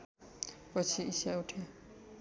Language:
Nepali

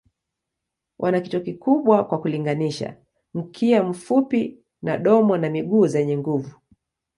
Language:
Swahili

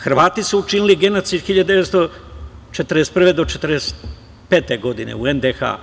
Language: Serbian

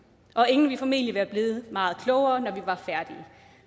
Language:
Danish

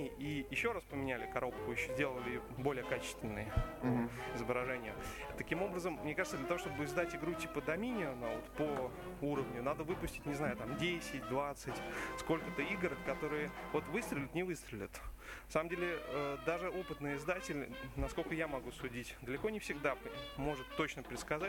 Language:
Russian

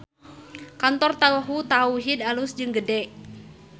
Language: Sundanese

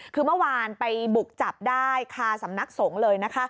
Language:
Thai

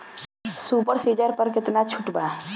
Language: Bhojpuri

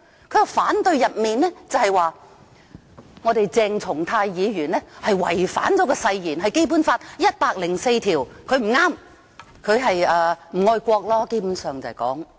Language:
Cantonese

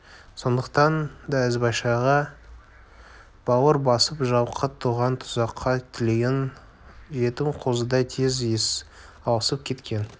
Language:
Kazakh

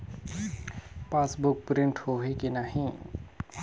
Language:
Chhattisgarhi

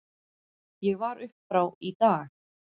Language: Icelandic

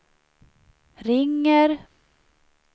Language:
Swedish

